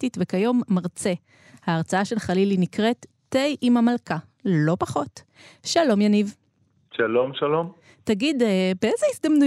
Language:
Hebrew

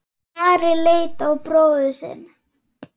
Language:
Icelandic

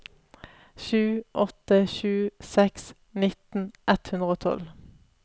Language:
Norwegian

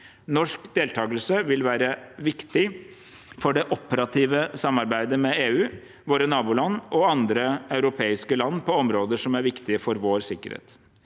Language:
Norwegian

